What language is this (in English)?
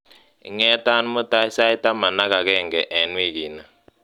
Kalenjin